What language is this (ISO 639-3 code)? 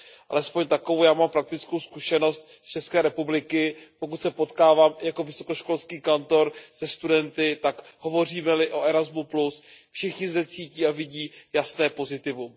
ces